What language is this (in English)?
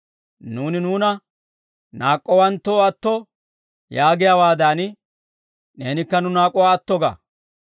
Dawro